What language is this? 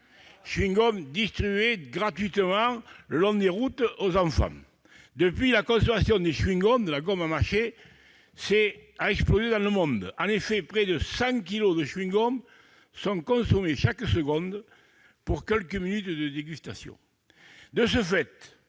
French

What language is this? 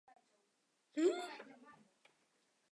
Chinese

